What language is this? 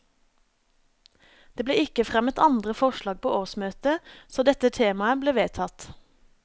Norwegian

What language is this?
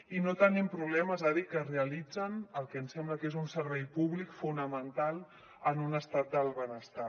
Catalan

